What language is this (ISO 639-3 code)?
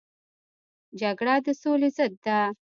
pus